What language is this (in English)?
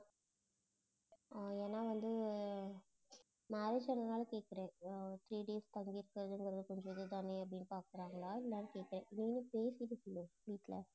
Tamil